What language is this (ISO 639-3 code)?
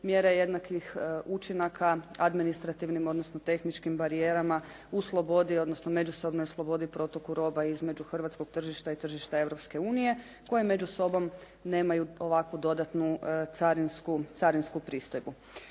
hrv